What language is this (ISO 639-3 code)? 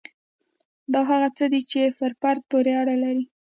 pus